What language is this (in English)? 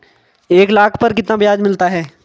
Hindi